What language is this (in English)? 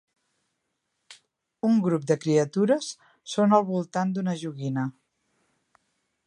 Catalan